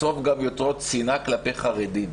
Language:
Hebrew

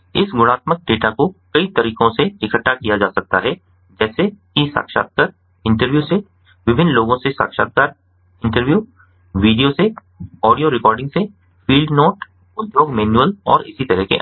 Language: Hindi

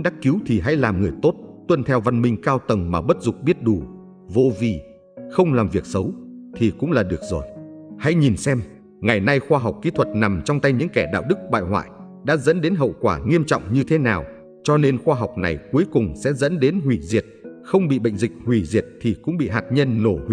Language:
Vietnamese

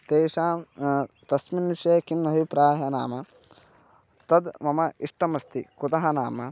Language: Sanskrit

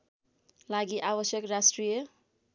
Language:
Nepali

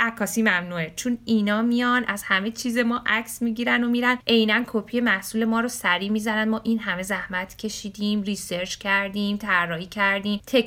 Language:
Persian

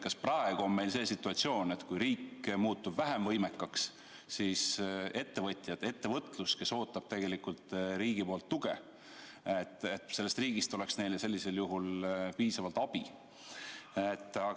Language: Estonian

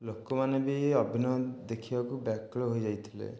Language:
Odia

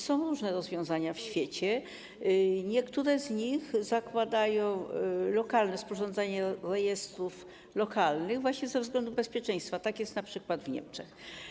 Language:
Polish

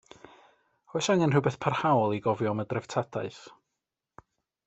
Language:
Welsh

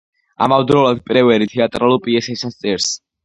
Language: Georgian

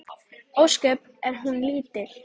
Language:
Icelandic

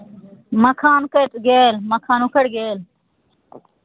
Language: Maithili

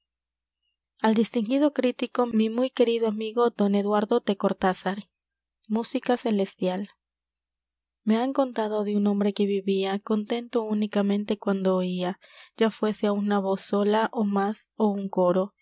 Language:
Spanish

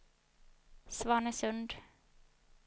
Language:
Swedish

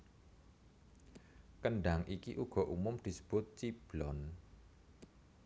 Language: Javanese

